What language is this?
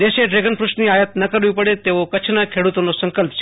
Gujarati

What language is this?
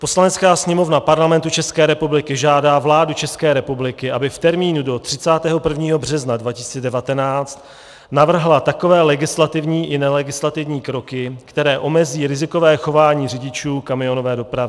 Czech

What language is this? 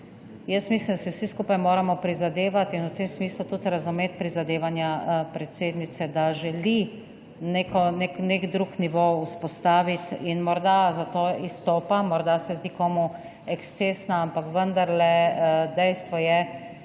Slovenian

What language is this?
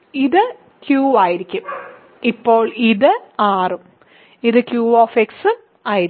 Malayalam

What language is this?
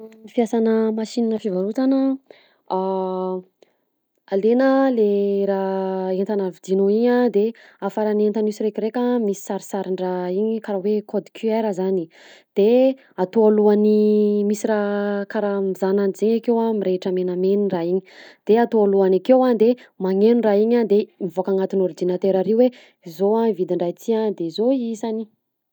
Southern Betsimisaraka Malagasy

